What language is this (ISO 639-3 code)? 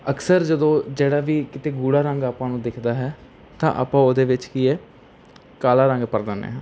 pan